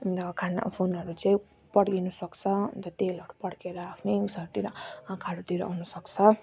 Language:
Nepali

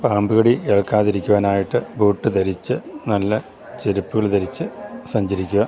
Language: Malayalam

